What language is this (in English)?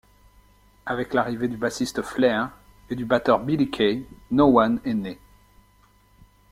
French